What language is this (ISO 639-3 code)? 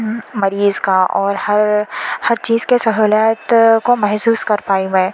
urd